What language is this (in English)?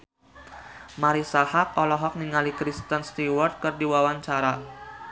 Sundanese